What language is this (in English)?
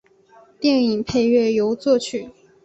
Chinese